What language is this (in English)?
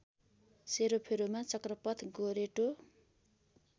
Nepali